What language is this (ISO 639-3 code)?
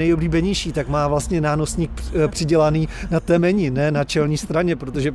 ces